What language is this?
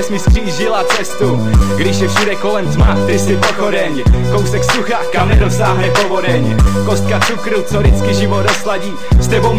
Czech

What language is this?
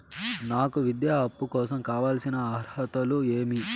Telugu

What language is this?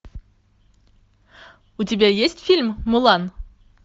Russian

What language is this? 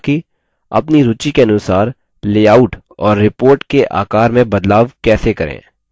Hindi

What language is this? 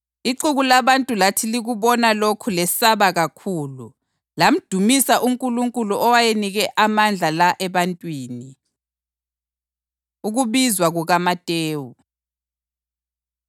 North Ndebele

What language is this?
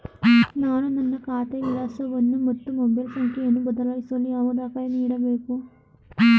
Kannada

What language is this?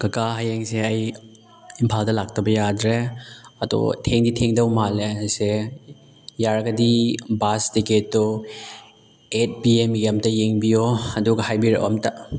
Manipuri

